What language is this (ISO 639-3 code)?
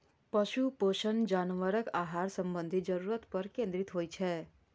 mai